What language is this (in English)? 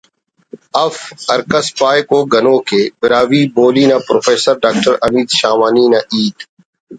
Brahui